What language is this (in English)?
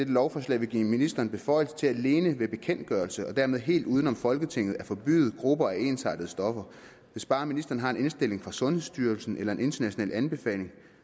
Danish